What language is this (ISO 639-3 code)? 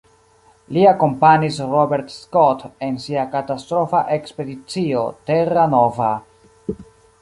epo